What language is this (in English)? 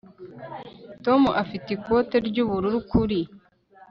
Kinyarwanda